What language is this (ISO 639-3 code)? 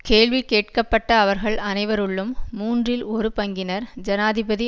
tam